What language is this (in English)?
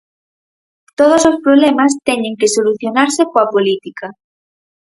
Galician